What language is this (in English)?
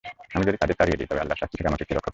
Bangla